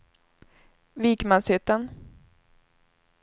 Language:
Swedish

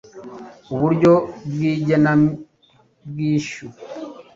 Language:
Kinyarwanda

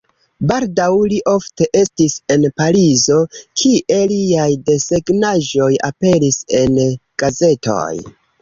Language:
Esperanto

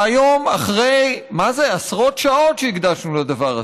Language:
Hebrew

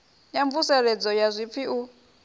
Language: Venda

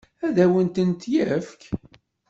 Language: Kabyle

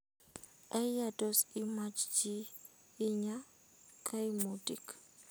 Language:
Kalenjin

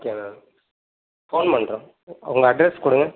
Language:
Tamil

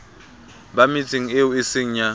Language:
Southern Sotho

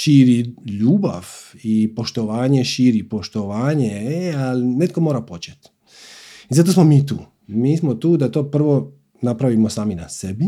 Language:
Croatian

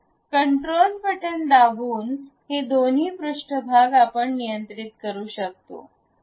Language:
Marathi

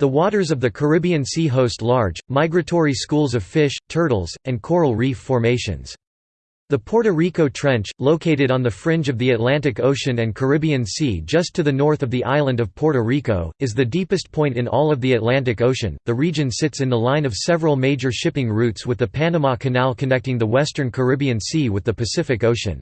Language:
English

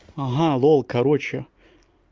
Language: Russian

